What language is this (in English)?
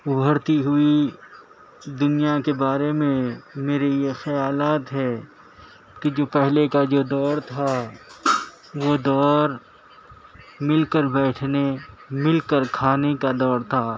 Urdu